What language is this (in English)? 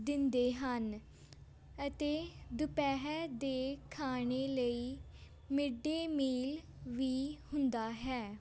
Punjabi